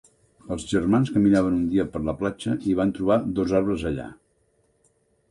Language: Catalan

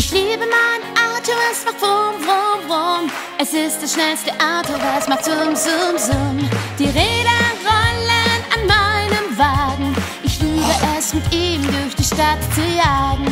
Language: German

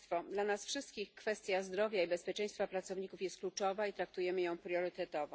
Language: Polish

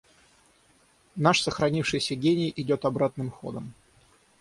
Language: Russian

